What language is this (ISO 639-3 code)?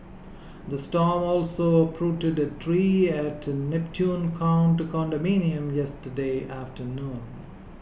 eng